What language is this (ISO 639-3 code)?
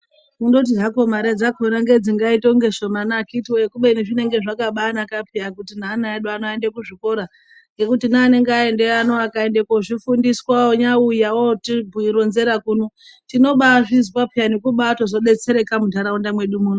ndc